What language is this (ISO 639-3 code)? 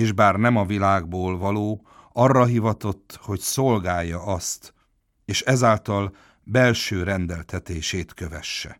hun